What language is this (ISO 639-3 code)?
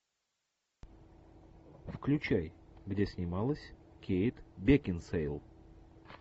rus